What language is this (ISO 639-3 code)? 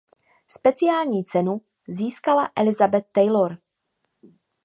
ces